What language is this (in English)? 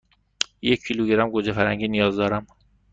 Persian